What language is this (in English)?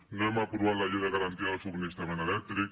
Catalan